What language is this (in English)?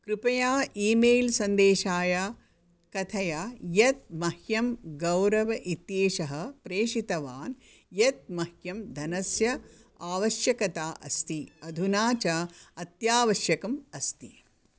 Sanskrit